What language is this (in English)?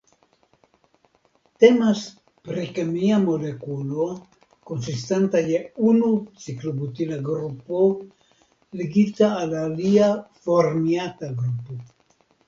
Esperanto